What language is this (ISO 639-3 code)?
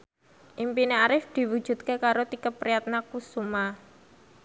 jav